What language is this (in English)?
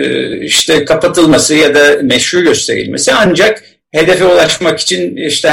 Turkish